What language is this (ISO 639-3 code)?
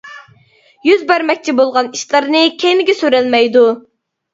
uig